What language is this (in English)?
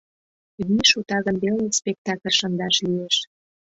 Mari